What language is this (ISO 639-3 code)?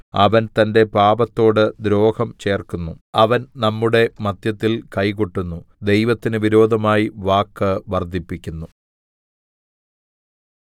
mal